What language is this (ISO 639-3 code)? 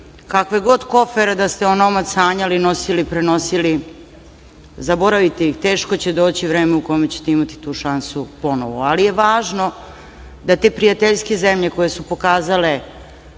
srp